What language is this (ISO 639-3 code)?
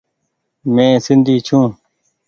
gig